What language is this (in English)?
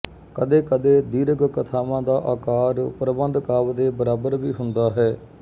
Punjabi